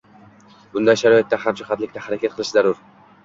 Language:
Uzbek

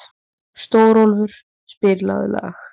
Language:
Icelandic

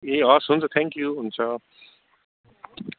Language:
Nepali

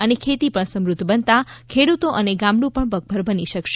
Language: Gujarati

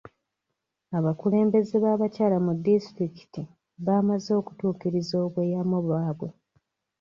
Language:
Ganda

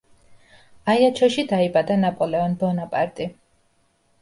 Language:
Georgian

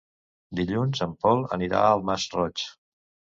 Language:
Catalan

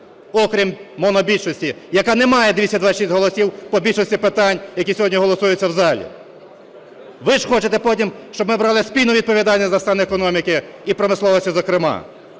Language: Ukrainian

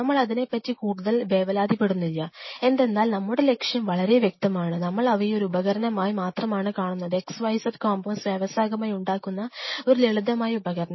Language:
Malayalam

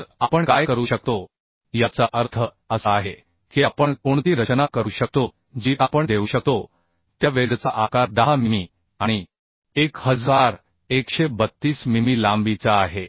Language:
Marathi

